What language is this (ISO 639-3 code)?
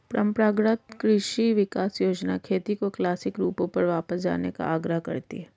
hin